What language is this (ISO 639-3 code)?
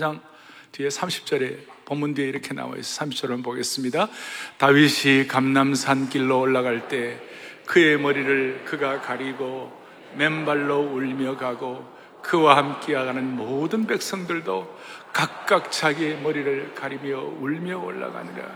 kor